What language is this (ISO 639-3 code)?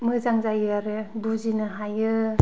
brx